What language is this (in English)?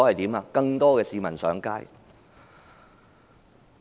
Cantonese